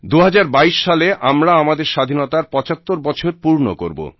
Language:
Bangla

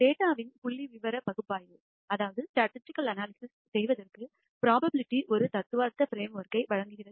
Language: Tamil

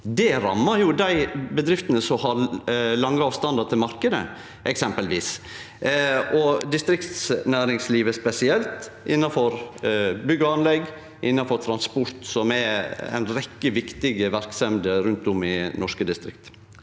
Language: Norwegian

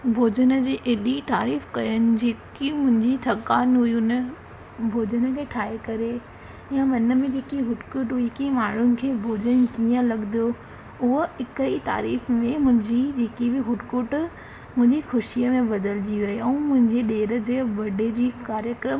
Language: Sindhi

